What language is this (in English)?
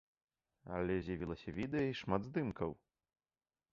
Belarusian